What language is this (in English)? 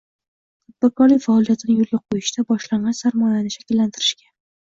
Uzbek